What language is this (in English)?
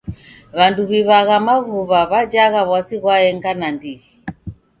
Taita